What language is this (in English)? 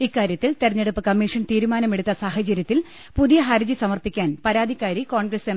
Malayalam